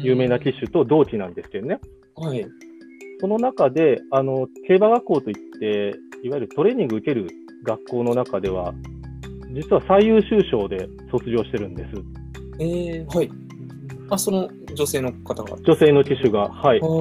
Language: Japanese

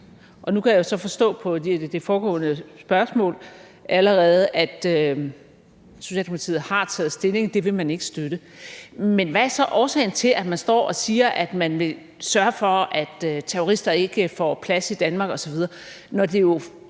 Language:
Danish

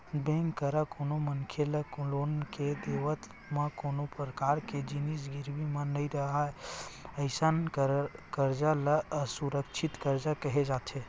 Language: Chhattisgarhi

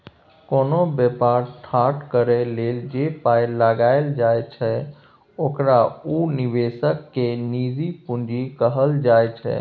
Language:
Maithili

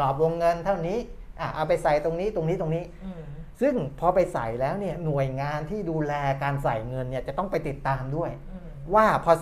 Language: Thai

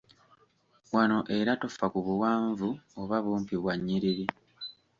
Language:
Ganda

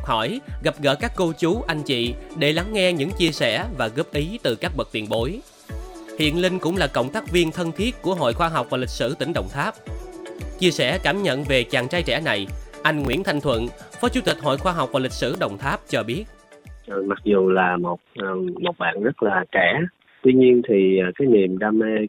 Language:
Vietnamese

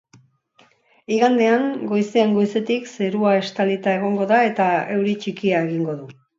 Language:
Basque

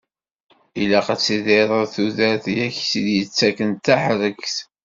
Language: Kabyle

